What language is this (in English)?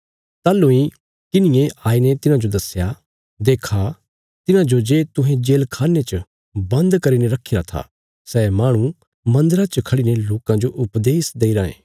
Bilaspuri